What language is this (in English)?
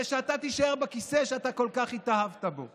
Hebrew